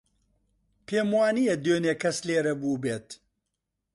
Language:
Central Kurdish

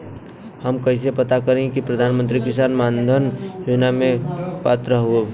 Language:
Bhojpuri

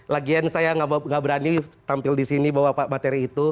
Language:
Indonesian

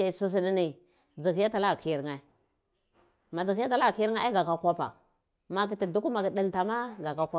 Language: Cibak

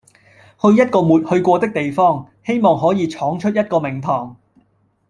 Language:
Cantonese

